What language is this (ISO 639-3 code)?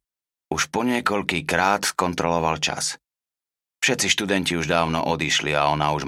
slk